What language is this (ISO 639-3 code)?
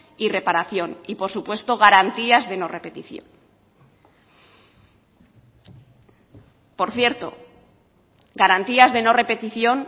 spa